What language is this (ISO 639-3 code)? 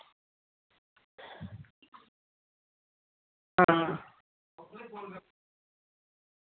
doi